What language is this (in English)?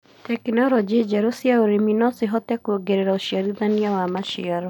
Kikuyu